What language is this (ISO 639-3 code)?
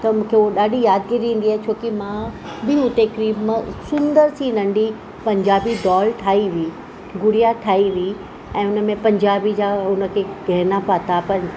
snd